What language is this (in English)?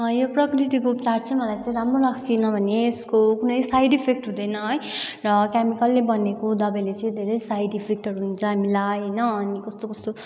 Nepali